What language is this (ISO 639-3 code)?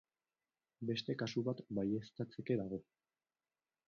eus